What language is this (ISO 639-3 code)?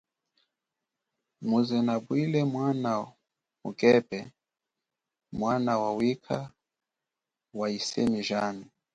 cjk